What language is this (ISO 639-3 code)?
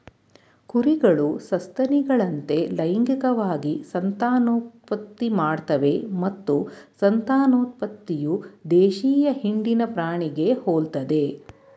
kan